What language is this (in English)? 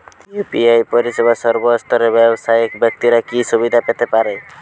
Bangla